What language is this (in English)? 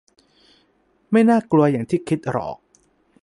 Thai